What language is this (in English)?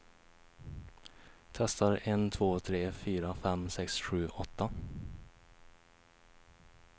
Swedish